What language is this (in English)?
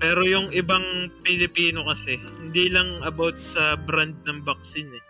Filipino